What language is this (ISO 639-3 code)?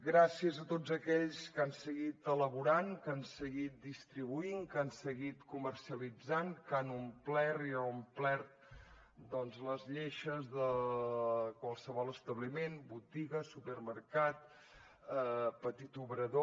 cat